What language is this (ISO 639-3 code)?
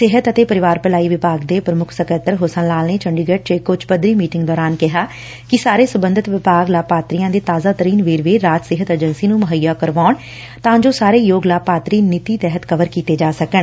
pan